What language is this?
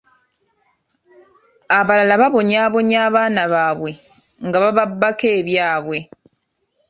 Ganda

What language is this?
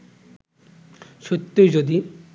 Bangla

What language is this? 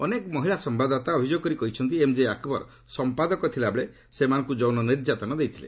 Odia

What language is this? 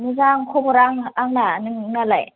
Bodo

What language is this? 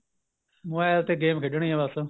Punjabi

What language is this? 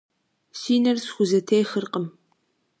Kabardian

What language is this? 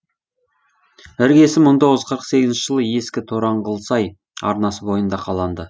Kazakh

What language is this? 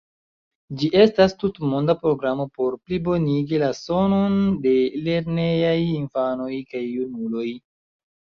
Esperanto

